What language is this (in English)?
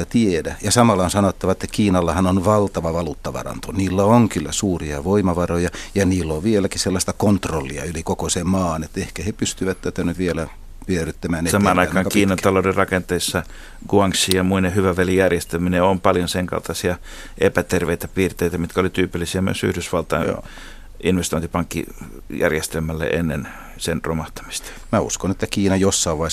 Finnish